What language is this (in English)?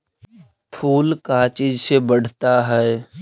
Magahi